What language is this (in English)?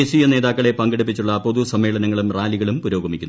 Malayalam